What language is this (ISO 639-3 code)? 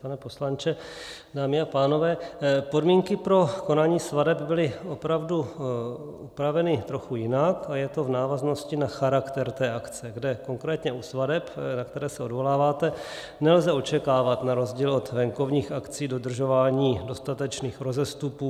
ces